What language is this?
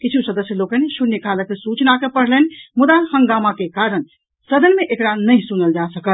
Maithili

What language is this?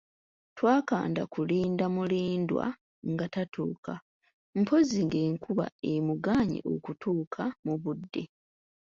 Ganda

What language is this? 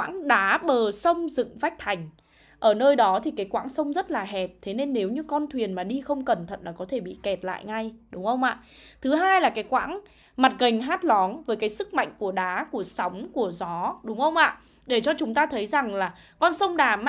Vietnamese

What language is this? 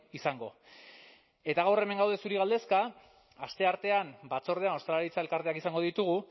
Basque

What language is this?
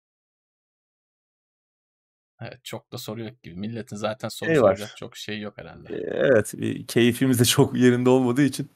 Turkish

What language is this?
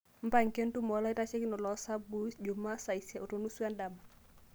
Masai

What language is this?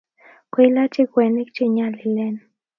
Kalenjin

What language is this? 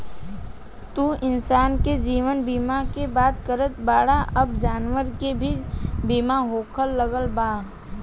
Bhojpuri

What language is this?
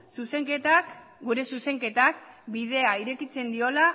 Basque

